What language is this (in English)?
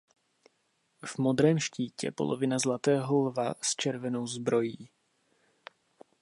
Czech